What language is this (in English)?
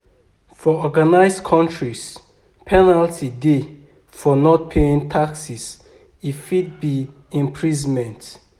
Nigerian Pidgin